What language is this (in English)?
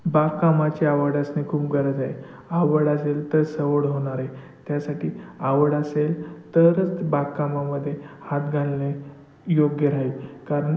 Marathi